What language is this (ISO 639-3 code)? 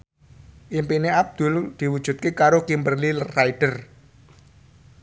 jav